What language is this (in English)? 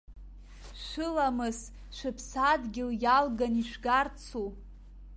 Abkhazian